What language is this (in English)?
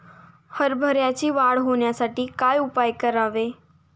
Marathi